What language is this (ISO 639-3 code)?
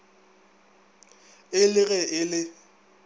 nso